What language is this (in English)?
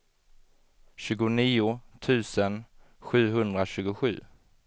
Swedish